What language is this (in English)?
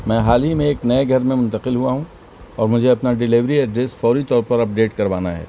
Urdu